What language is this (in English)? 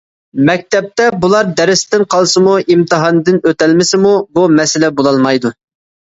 Uyghur